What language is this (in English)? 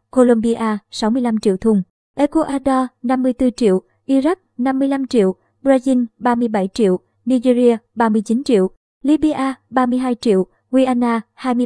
Vietnamese